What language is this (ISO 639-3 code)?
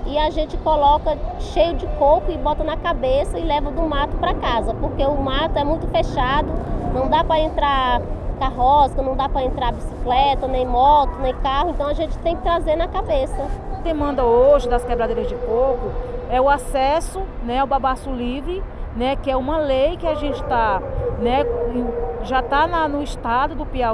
por